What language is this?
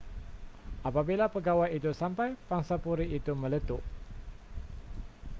Malay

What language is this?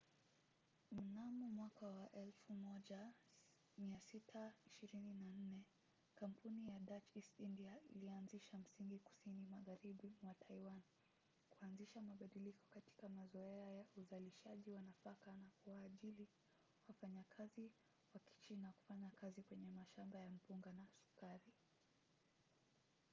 Swahili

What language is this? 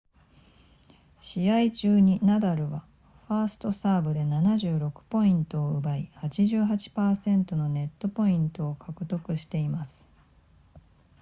Japanese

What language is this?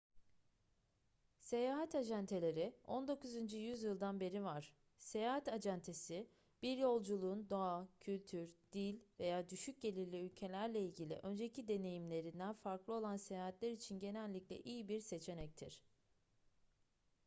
Turkish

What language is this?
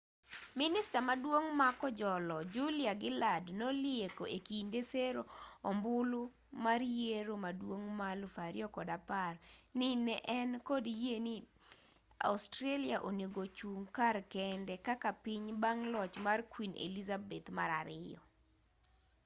Luo (Kenya and Tanzania)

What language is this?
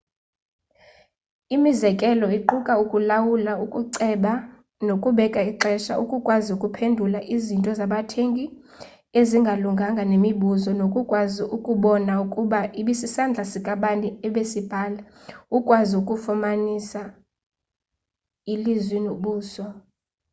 Xhosa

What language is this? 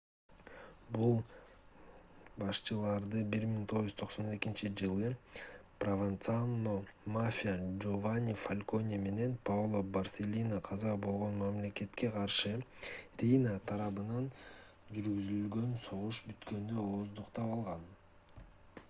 Kyrgyz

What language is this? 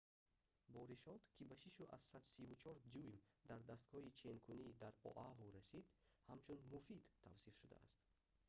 Tajik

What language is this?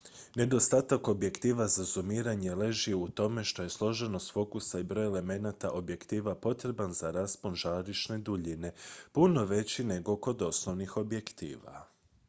Croatian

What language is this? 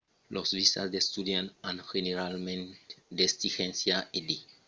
Occitan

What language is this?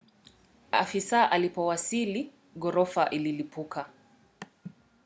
Swahili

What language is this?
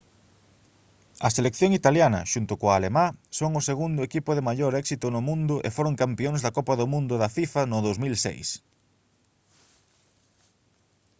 Galician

